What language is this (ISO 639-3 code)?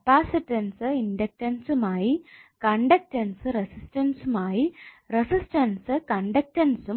mal